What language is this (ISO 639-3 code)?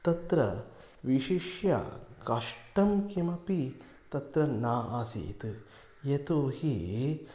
san